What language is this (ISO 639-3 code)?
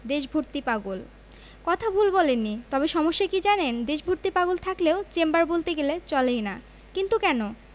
ben